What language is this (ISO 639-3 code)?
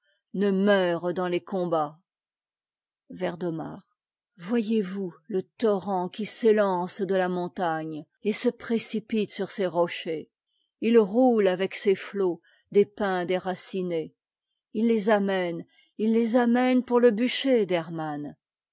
fra